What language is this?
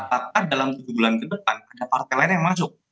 Indonesian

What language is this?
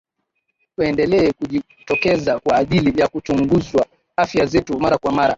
Swahili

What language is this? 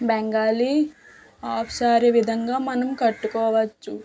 Telugu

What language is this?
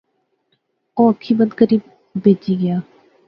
Pahari-Potwari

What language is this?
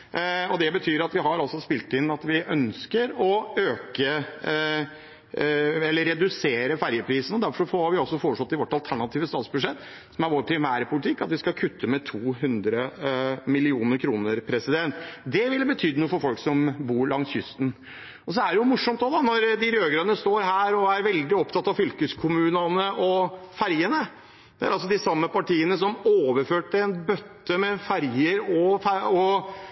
Norwegian Bokmål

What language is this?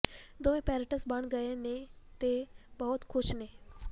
Punjabi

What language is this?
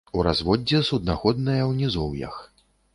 Belarusian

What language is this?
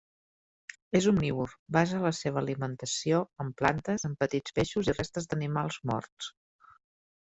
Catalan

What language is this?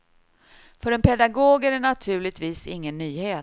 Swedish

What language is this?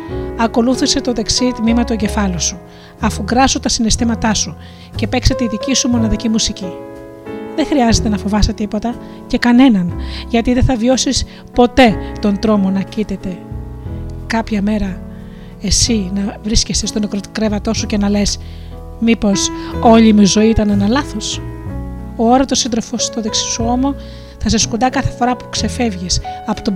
Greek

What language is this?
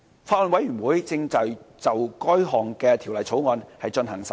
Cantonese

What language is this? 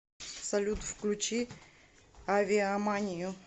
Russian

